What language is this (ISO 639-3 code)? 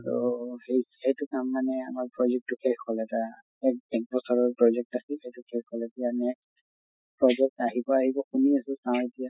asm